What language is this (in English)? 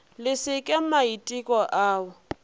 Northern Sotho